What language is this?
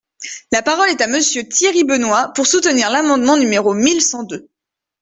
French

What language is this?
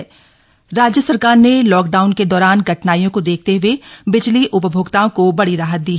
Hindi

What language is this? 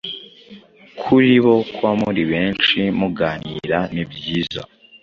Kinyarwanda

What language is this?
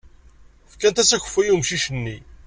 Kabyle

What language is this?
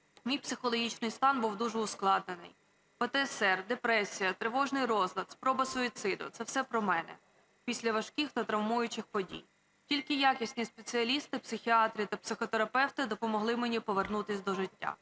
Ukrainian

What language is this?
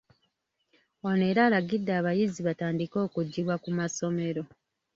Ganda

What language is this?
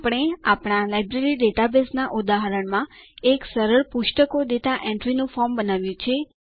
Gujarati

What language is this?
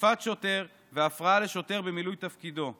Hebrew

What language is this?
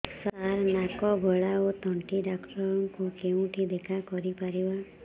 Odia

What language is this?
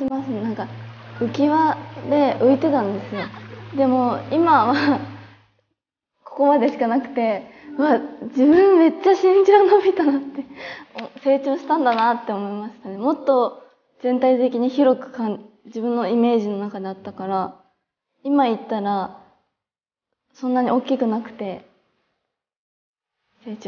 Japanese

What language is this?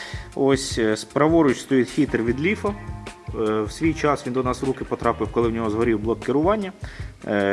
Ukrainian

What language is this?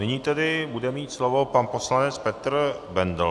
Czech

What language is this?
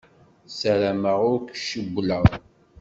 Kabyle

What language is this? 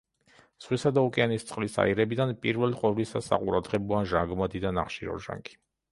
Georgian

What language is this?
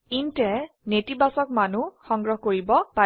Assamese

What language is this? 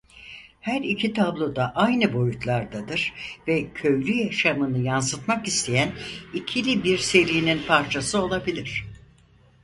Turkish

